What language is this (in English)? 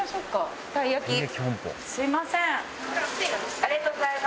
Japanese